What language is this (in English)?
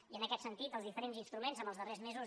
Catalan